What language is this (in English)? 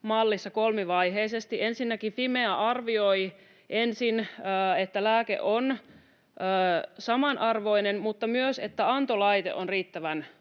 Finnish